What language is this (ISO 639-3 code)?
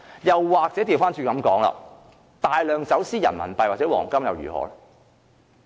yue